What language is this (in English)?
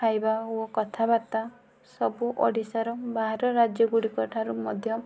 Odia